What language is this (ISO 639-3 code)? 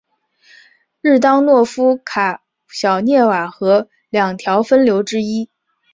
zho